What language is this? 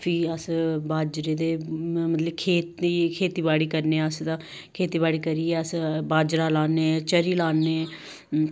Dogri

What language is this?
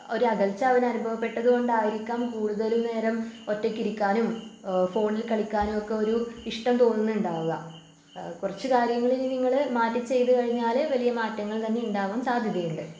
Malayalam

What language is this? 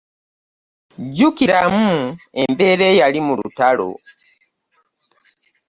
Ganda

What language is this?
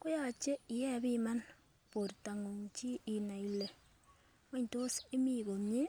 Kalenjin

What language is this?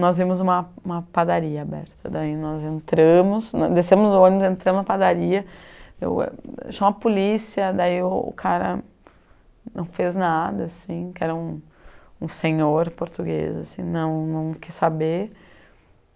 Portuguese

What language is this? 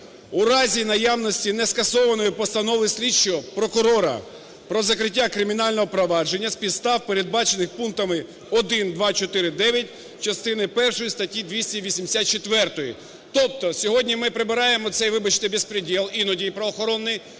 Ukrainian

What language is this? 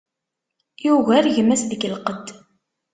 Kabyle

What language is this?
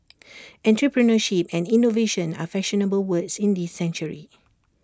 English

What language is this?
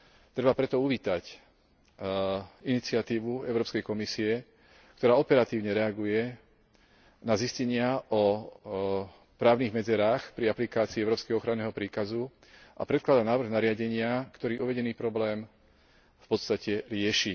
Slovak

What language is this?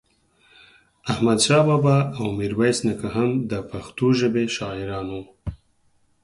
Pashto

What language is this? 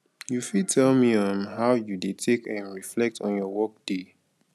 Nigerian Pidgin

